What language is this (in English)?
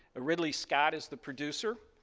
English